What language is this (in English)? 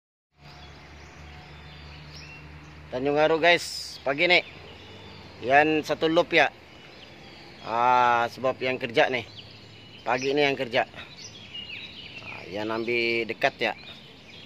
Indonesian